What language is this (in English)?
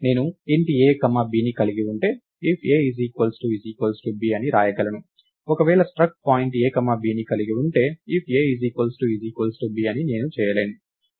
Telugu